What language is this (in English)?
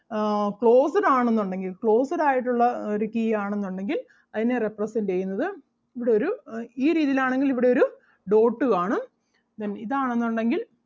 Malayalam